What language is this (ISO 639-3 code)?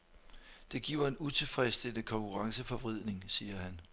dan